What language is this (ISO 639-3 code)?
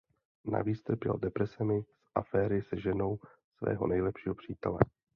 ces